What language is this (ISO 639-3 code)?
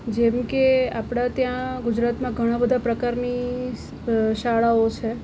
guj